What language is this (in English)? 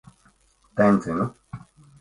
Latvian